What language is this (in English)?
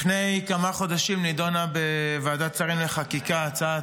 Hebrew